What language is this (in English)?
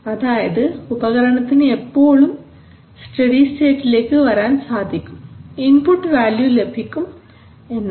Malayalam